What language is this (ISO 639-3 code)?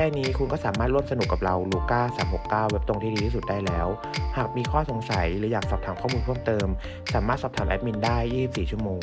tha